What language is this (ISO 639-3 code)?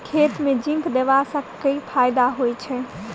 mai